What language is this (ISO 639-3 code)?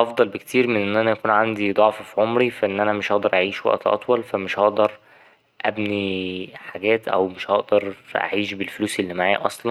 arz